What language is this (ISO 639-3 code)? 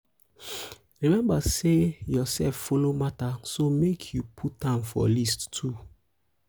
pcm